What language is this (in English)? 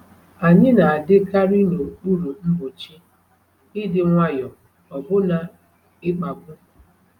Igbo